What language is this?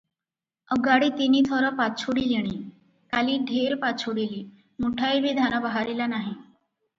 Odia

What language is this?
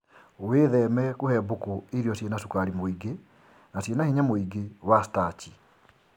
Kikuyu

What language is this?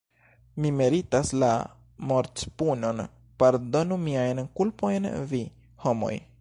Esperanto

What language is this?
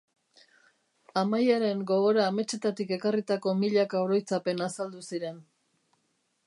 Basque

